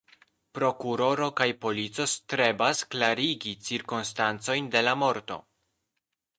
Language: Esperanto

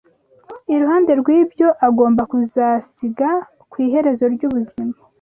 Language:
Kinyarwanda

